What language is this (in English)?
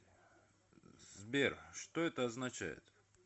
Russian